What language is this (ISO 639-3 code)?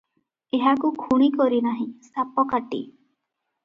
ori